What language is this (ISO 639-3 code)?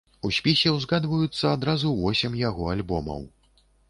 bel